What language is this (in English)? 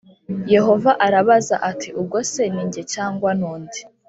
Kinyarwanda